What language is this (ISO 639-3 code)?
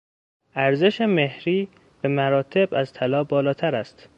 fas